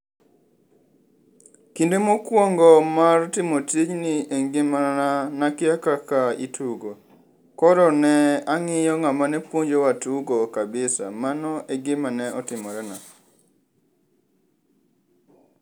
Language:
Luo (Kenya and Tanzania)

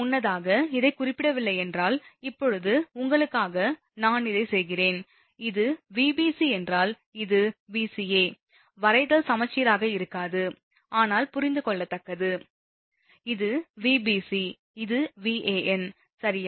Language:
Tamil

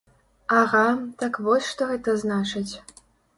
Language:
Belarusian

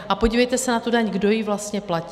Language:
Czech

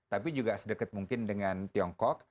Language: Indonesian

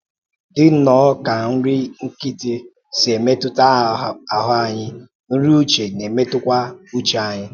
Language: Igbo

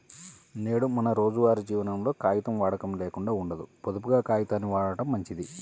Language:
Telugu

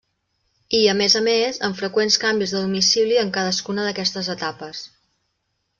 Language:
Catalan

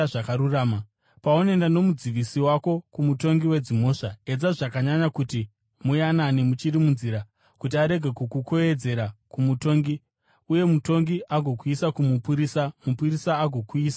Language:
Shona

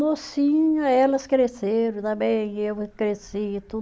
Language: Portuguese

